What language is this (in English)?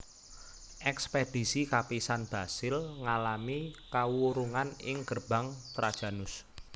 Javanese